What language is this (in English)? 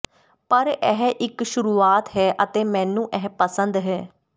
Punjabi